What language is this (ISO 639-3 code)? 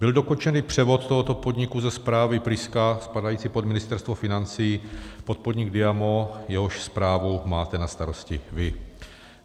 ces